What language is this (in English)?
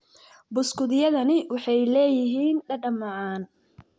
Somali